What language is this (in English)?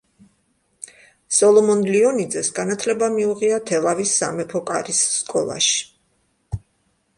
Georgian